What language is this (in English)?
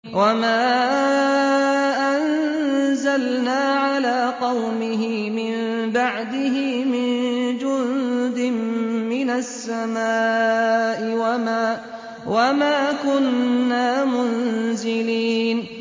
Arabic